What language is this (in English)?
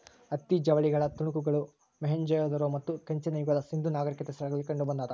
Kannada